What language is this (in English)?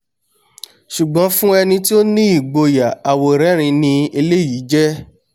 Yoruba